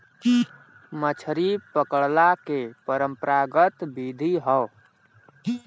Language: Bhojpuri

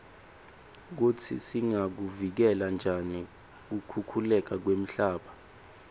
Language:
Swati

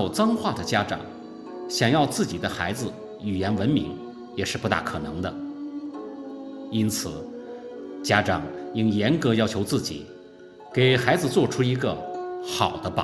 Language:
Chinese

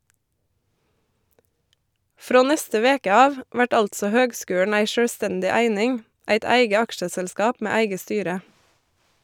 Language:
Norwegian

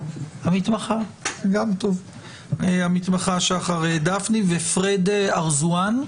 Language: Hebrew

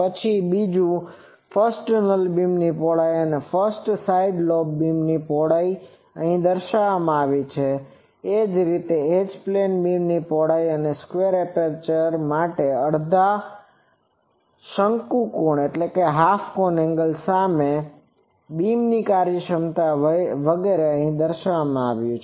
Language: Gujarati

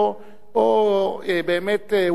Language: Hebrew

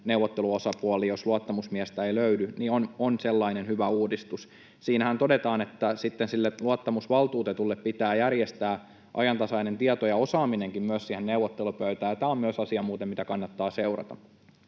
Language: Finnish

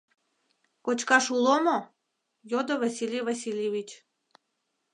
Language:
Mari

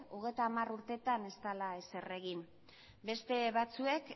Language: Basque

